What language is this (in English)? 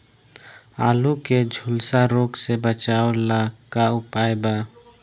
Bhojpuri